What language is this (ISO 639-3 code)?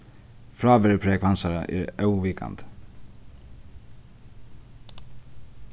fao